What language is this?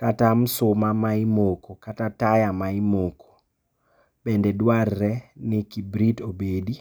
Luo (Kenya and Tanzania)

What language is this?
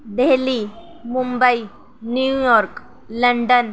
Urdu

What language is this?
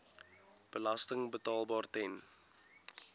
Afrikaans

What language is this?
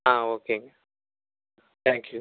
Tamil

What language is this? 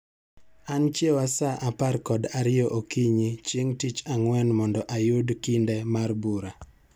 Luo (Kenya and Tanzania)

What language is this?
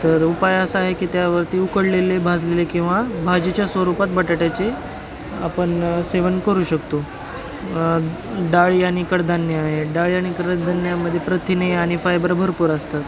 Marathi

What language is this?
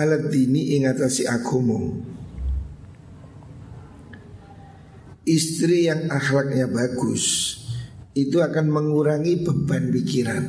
Indonesian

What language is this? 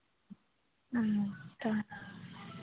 Santali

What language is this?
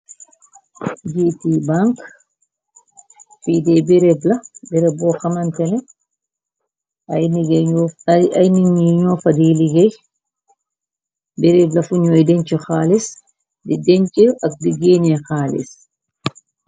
Wolof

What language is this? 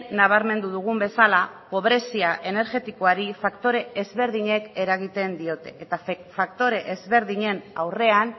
Basque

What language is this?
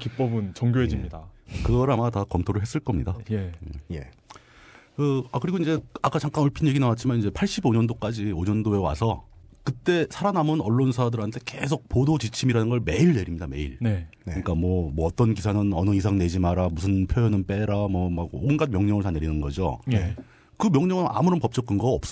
Korean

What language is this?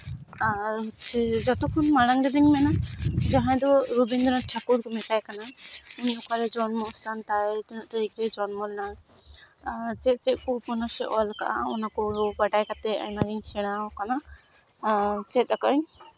Santali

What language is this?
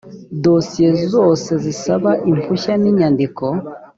Kinyarwanda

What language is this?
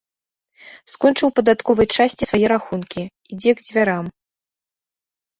Belarusian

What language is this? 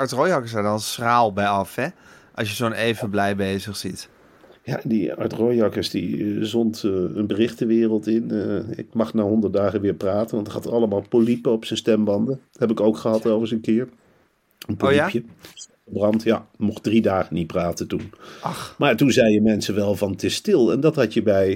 Dutch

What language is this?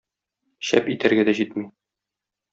Tatar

